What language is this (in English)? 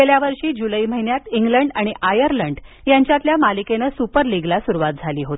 Marathi